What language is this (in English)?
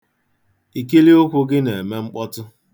Igbo